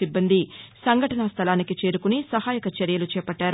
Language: Telugu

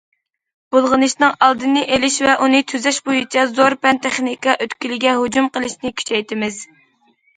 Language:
Uyghur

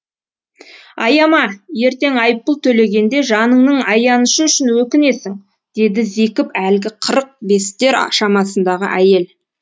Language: Kazakh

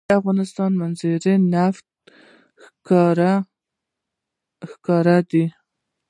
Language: Pashto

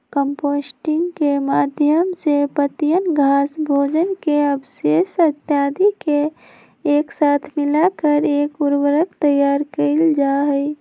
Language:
Magahi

